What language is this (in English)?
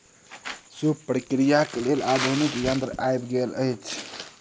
Maithili